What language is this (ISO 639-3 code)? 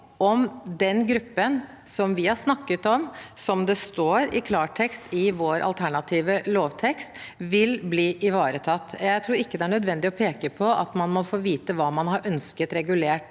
nor